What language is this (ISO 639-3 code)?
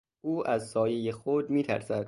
fas